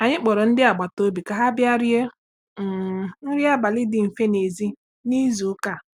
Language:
Igbo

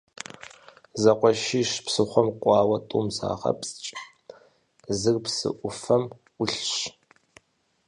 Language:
Kabardian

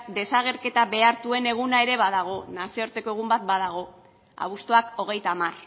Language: Basque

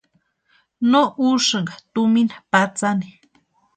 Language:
Western Highland Purepecha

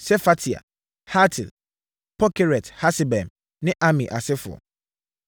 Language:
Akan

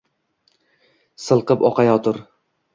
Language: Uzbek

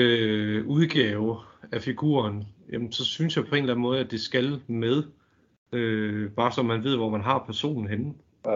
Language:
Danish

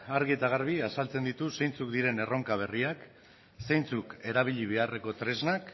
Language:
Basque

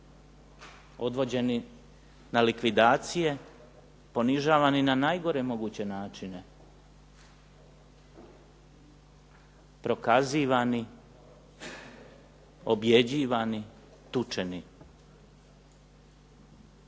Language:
Croatian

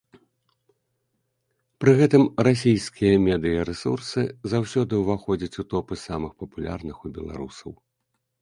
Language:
Belarusian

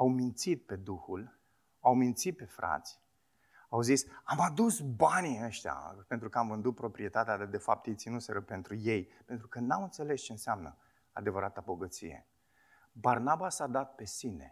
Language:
Romanian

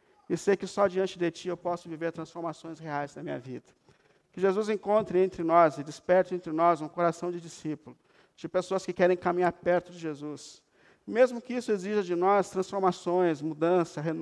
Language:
Portuguese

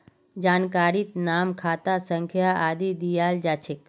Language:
Magahi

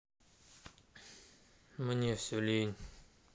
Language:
Russian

